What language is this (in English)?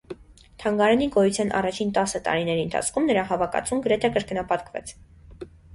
Armenian